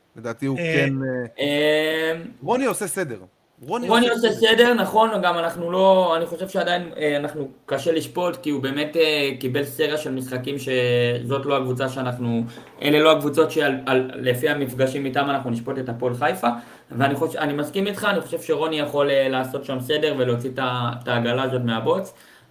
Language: Hebrew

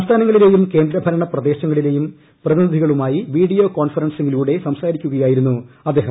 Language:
Malayalam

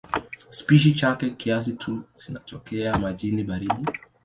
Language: Swahili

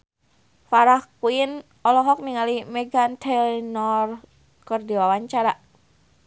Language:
Sundanese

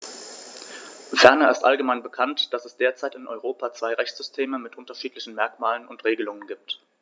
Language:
German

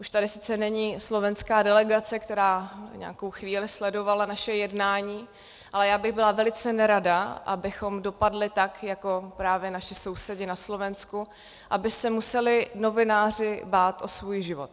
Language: Czech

